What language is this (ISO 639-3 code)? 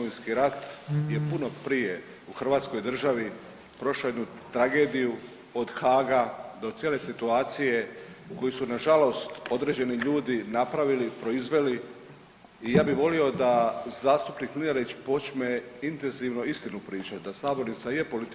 hrv